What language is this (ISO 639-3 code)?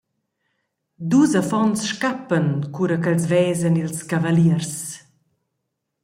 roh